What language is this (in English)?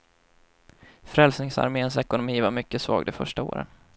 Swedish